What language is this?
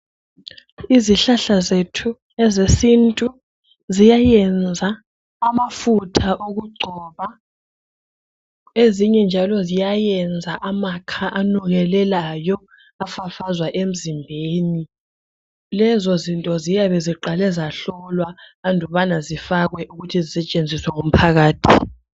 North Ndebele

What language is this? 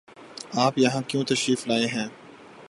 Urdu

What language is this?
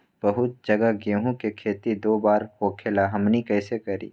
Magahi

